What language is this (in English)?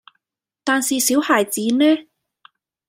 Cantonese